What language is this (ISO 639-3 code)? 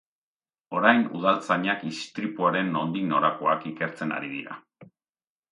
eus